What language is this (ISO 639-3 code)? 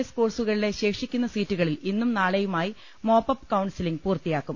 mal